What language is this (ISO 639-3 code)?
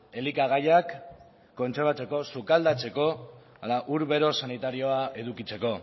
eus